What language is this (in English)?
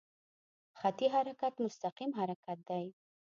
Pashto